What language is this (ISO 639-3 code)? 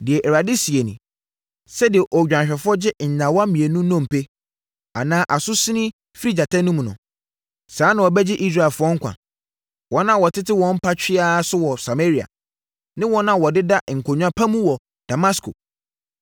aka